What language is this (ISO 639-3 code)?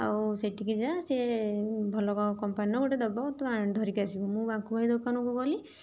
ori